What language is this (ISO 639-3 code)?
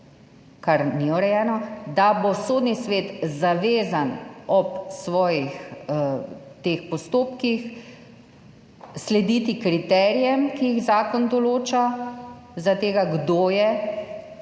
slv